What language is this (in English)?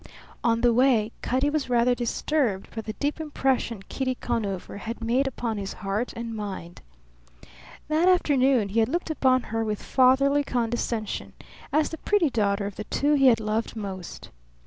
English